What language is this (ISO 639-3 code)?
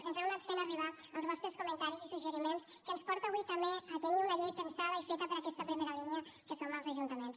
cat